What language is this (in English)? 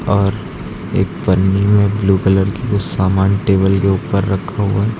Hindi